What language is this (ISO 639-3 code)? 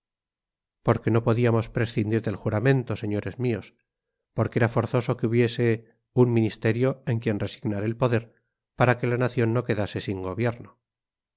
spa